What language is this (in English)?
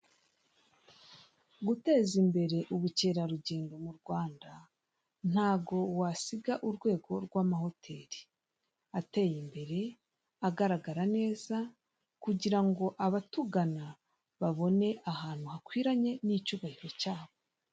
Kinyarwanda